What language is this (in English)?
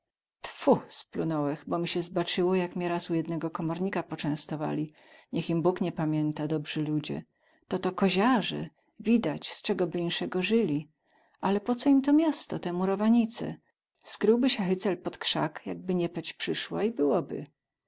Polish